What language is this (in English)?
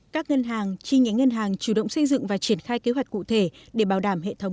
Vietnamese